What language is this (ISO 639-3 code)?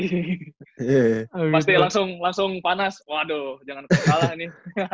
ind